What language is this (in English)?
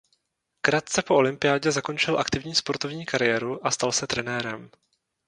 Czech